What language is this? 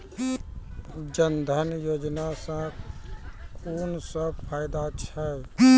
Maithili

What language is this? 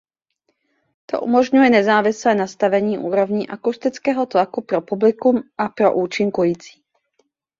Czech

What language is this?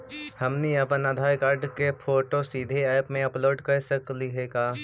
Magahi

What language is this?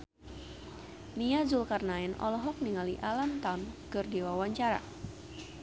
Sundanese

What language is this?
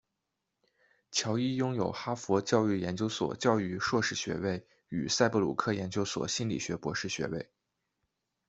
Chinese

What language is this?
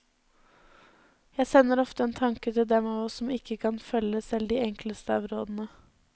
Norwegian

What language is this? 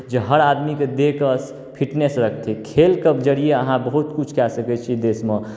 Maithili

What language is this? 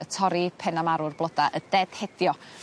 Welsh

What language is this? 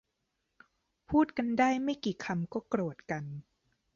Thai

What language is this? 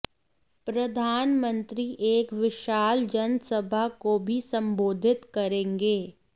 Hindi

